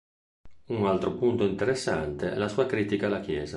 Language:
Italian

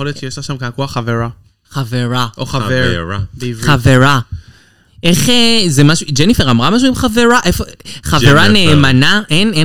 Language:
Hebrew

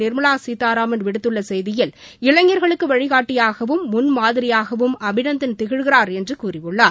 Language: Tamil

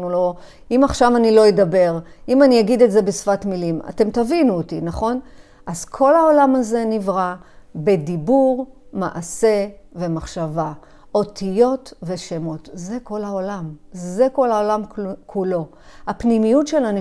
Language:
Hebrew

